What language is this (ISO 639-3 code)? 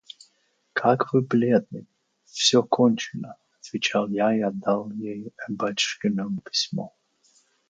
rus